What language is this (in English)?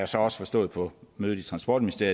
Danish